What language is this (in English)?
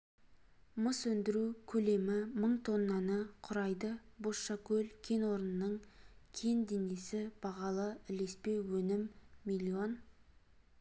Kazakh